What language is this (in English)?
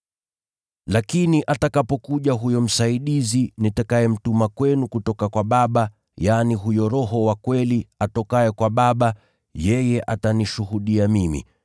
Swahili